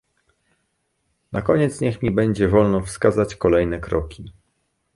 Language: Polish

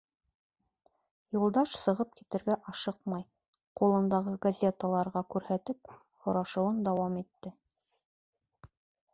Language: Bashkir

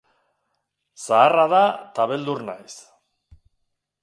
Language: Basque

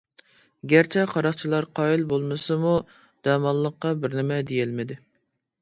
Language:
Uyghur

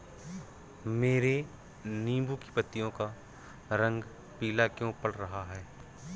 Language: Hindi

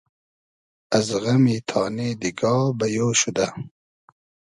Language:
Hazaragi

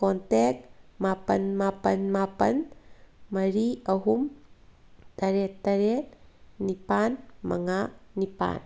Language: Manipuri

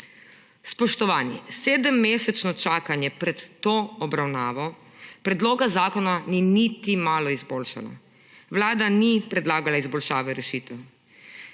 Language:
Slovenian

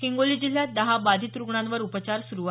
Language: Marathi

